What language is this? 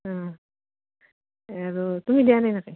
Assamese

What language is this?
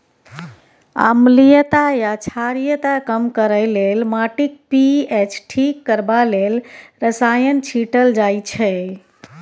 Maithili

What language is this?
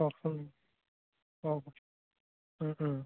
Assamese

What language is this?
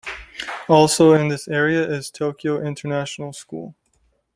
English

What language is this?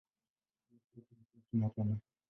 Swahili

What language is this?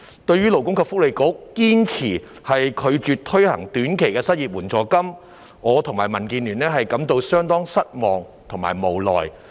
Cantonese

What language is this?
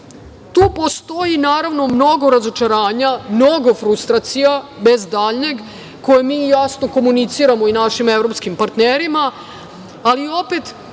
Serbian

